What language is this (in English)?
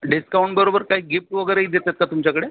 Marathi